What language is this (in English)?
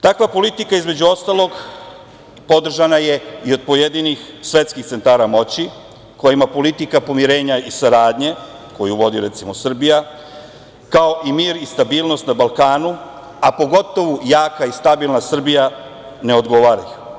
Serbian